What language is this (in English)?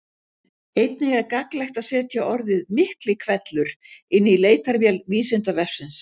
Icelandic